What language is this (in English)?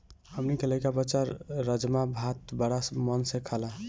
Bhojpuri